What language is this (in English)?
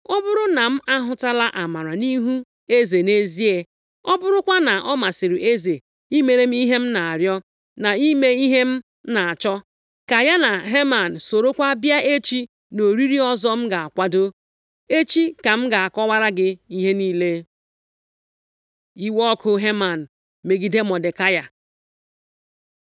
Igbo